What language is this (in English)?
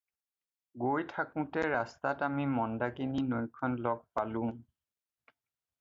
Assamese